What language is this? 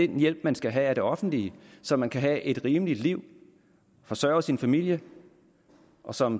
Danish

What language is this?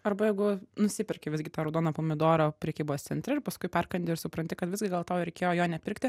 Lithuanian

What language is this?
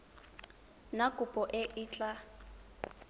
Tswana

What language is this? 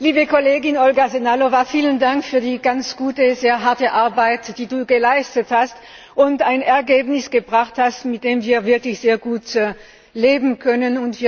German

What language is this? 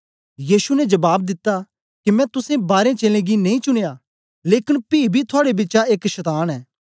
Dogri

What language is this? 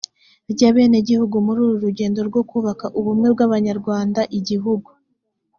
Kinyarwanda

